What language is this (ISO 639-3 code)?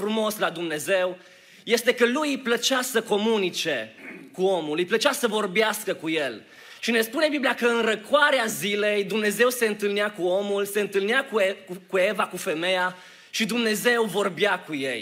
ron